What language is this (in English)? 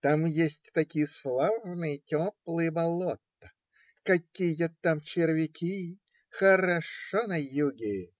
Russian